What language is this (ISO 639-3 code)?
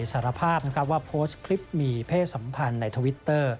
tha